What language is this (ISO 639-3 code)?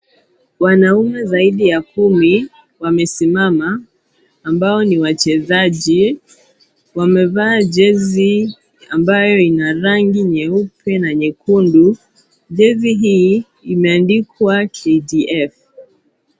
swa